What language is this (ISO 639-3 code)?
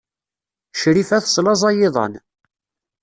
kab